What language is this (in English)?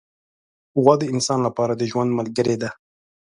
Pashto